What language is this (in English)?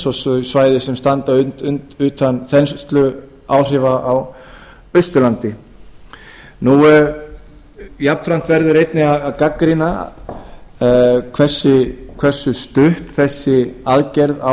Icelandic